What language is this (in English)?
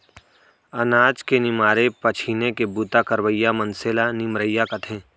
Chhattisgarhi